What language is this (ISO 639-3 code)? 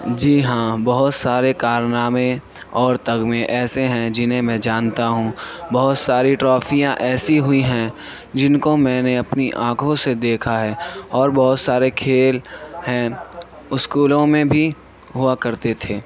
urd